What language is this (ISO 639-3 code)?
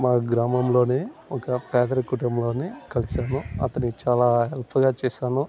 tel